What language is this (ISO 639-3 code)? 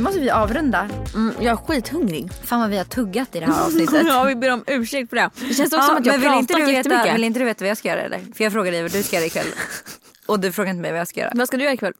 swe